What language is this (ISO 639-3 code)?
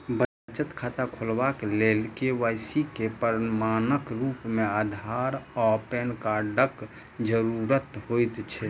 mai